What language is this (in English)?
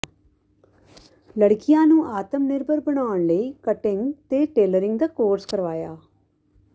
Punjabi